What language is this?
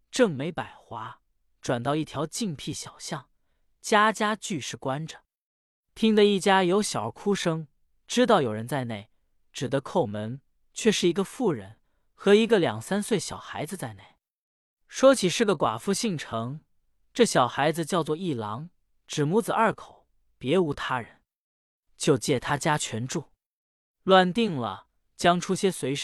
Chinese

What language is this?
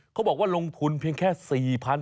Thai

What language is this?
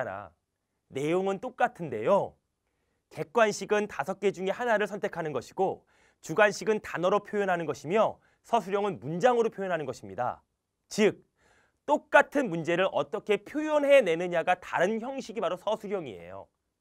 Korean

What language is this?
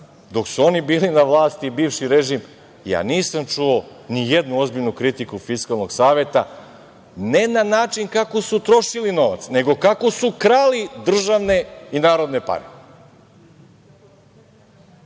Serbian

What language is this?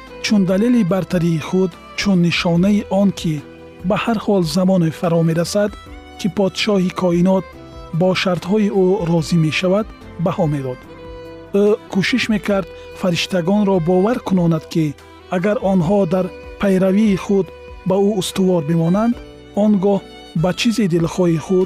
Persian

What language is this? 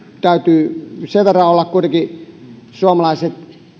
Finnish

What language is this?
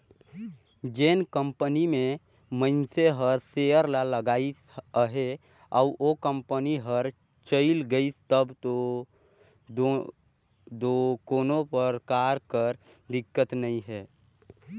Chhattisgarhi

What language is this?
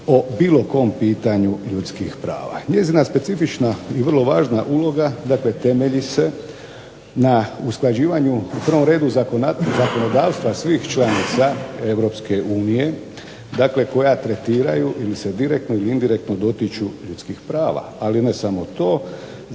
Croatian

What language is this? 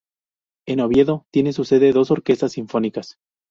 Spanish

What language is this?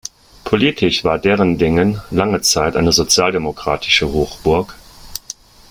German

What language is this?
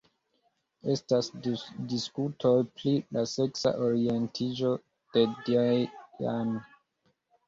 Esperanto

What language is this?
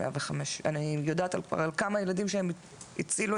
Hebrew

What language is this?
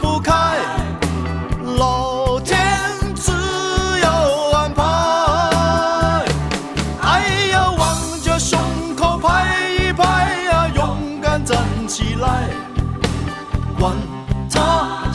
Chinese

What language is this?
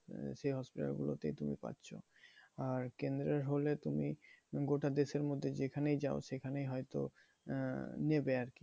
Bangla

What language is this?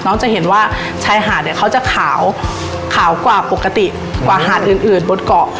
Thai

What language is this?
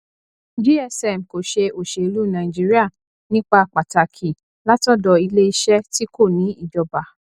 Yoruba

